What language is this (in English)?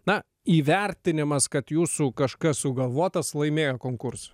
Lithuanian